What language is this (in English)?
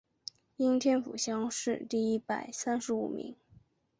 Chinese